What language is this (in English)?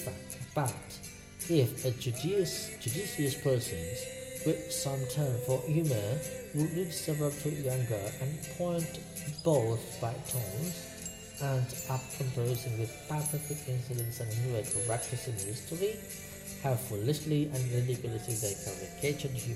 Indonesian